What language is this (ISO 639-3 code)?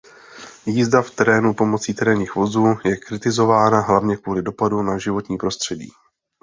ces